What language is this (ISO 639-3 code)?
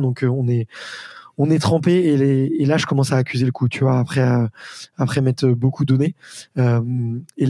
fra